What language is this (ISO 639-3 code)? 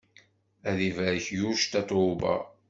kab